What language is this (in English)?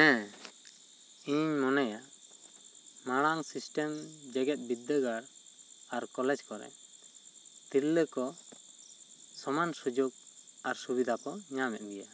Santali